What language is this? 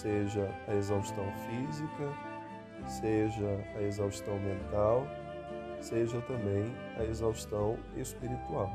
Portuguese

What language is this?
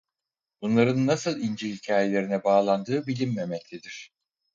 Turkish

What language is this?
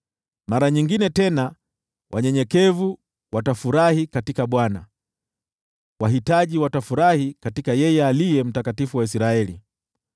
Swahili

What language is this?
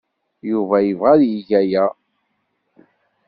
Kabyle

